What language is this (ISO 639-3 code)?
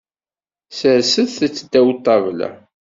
kab